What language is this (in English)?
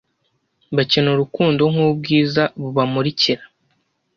Kinyarwanda